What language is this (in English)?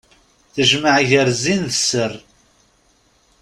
Kabyle